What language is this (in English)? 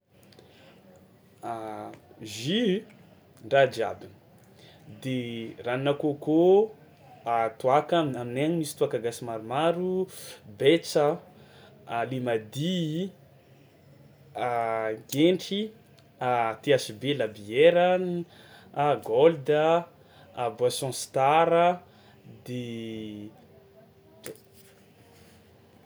Tsimihety Malagasy